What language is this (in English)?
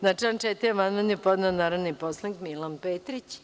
Serbian